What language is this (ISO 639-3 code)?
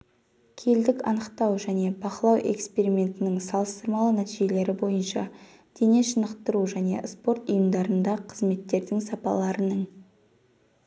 kaz